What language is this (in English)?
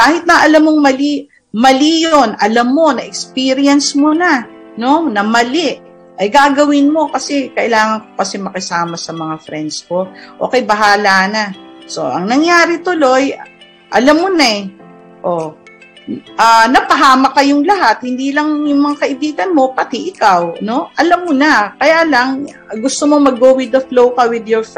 Filipino